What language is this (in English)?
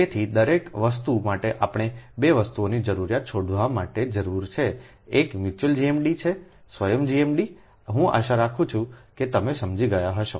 Gujarati